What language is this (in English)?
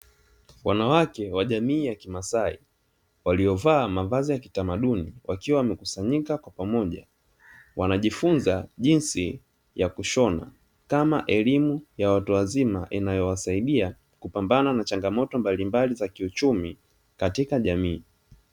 Swahili